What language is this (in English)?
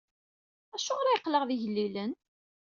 Kabyle